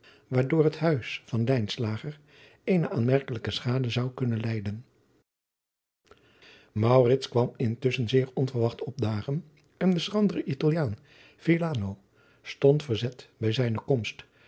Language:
Dutch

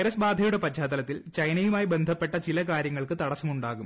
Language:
Malayalam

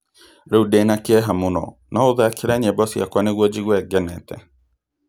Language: Kikuyu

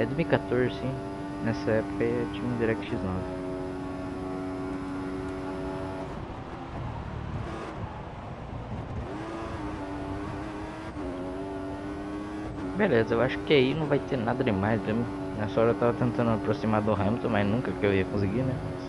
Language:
Portuguese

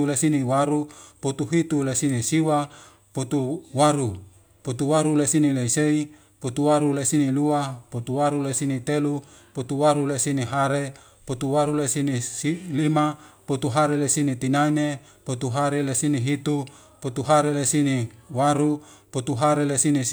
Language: Wemale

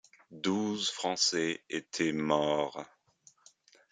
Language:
French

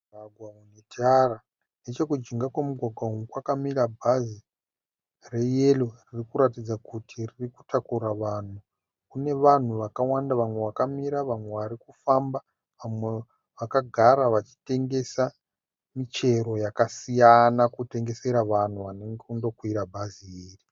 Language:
Shona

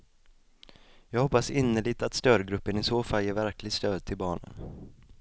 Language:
Swedish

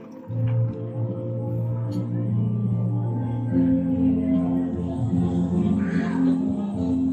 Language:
Filipino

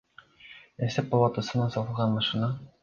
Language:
Kyrgyz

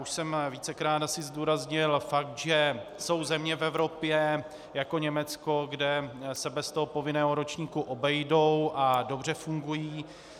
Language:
Czech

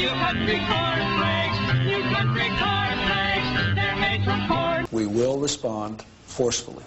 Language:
English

